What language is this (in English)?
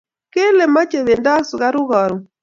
Kalenjin